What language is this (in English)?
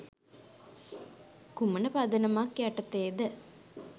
Sinhala